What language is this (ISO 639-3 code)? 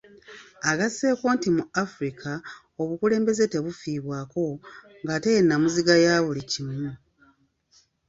lug